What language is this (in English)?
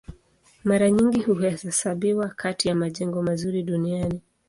Swahili